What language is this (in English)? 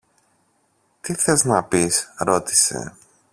Greek